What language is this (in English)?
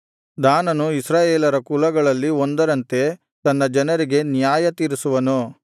Kannada